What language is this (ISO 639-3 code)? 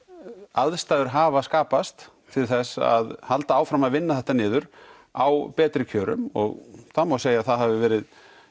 isl